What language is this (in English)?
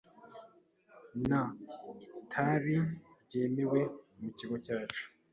Kinyarwanda